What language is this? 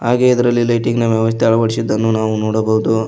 Kannada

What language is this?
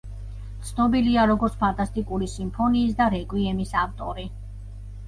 Georgian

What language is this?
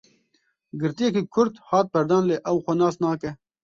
Kurdish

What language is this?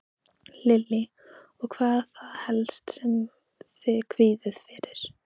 Icelandic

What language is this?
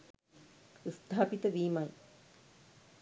Sinhala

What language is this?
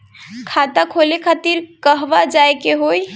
Bhojpuri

